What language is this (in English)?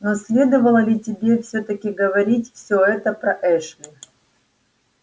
Russian